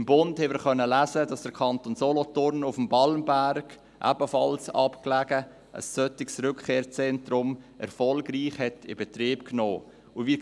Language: Swiss German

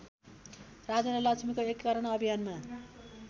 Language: Nepali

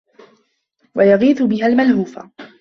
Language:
Arabic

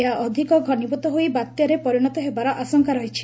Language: Odia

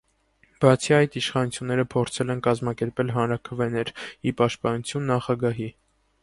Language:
Armenian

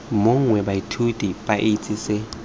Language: Tswana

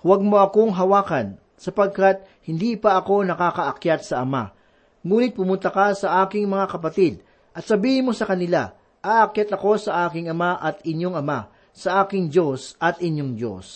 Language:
Filipino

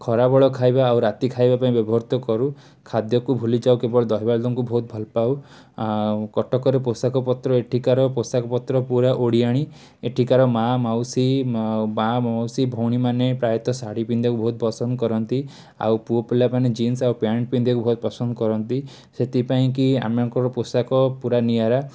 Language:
Odia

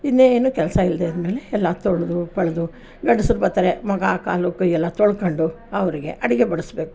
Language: Kannada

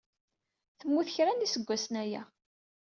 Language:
Kabyle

